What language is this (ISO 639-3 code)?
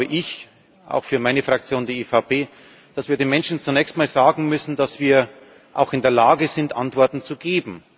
deu